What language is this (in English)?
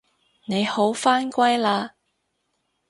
Cantonese